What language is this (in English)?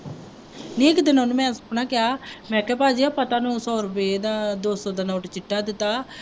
Punjabi